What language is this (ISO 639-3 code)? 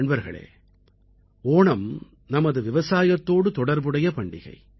tam